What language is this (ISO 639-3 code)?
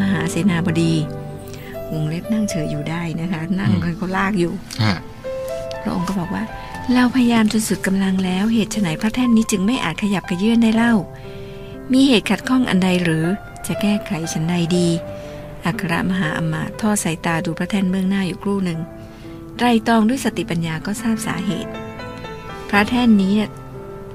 tha